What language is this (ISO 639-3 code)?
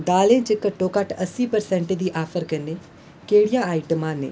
doi